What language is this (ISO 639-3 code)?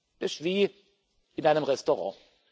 deu